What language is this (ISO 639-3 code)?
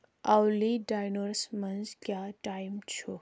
kas